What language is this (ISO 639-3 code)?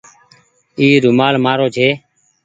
gig